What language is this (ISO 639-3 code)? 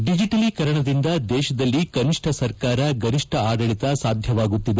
kan